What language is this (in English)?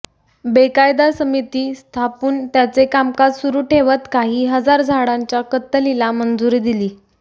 Marathi